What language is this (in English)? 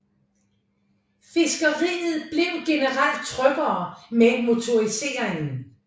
Danish